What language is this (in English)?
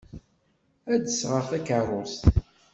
Kabyle